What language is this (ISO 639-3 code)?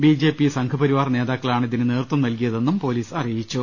mal